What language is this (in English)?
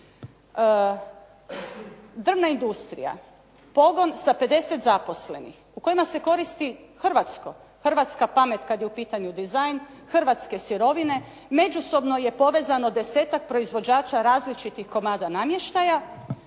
Croatian